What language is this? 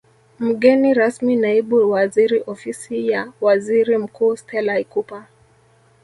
Swahili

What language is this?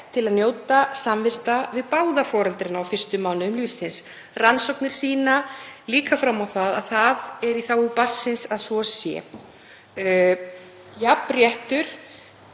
Icelandic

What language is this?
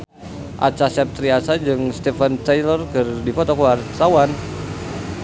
Sundanese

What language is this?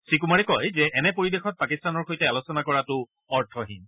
Assamese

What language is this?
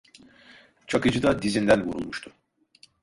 Turkish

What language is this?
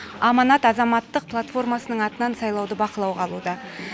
Kazakh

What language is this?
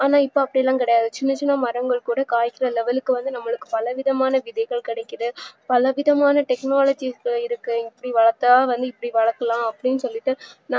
Tamil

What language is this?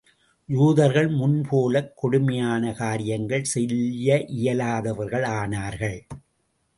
Tamil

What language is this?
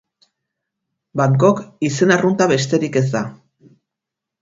Basque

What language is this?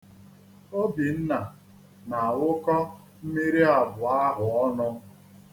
Igbo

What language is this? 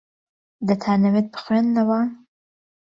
Central Kurdish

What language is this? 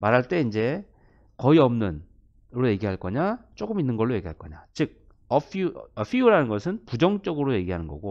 Korean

